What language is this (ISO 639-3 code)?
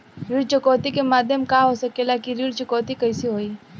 bho